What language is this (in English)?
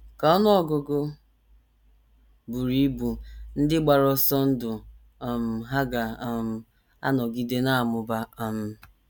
Igbo